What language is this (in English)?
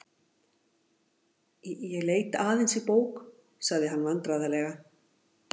Icelandic